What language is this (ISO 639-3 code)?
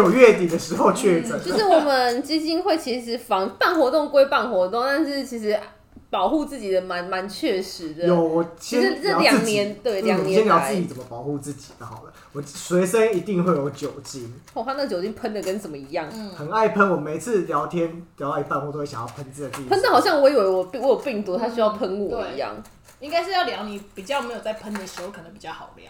zho